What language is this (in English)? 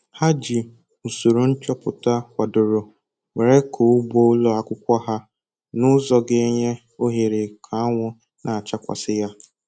Igbo